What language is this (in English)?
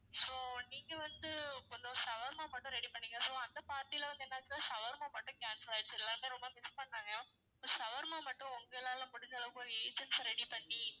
Tamil